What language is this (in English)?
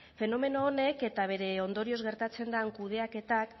Basque